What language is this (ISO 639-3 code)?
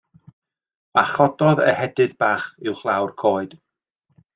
cym